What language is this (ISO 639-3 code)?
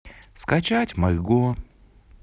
rus